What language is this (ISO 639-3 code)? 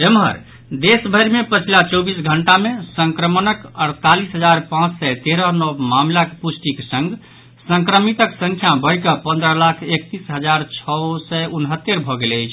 mai